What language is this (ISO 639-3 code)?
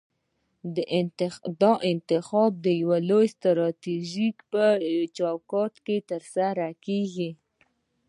pus